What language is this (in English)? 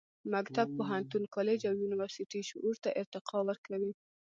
Pashto